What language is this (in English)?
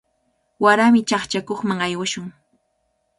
Cajatambo North Lima Quechua